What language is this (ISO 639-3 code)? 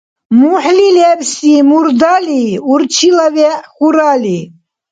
dar